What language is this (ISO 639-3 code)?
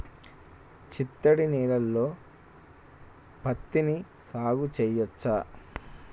tel